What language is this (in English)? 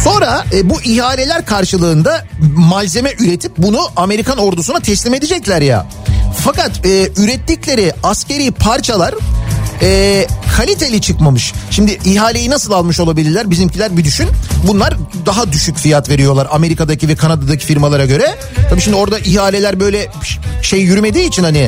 Turkish